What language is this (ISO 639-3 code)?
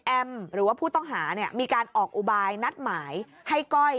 tha